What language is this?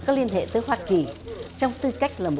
Vietnamese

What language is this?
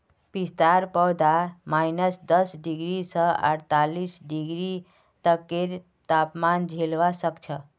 Magahi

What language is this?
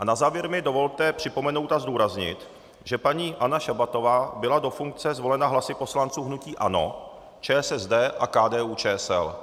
Czech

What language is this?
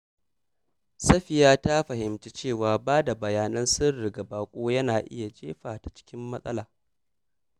Hausa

